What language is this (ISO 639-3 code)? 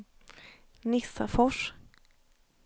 swe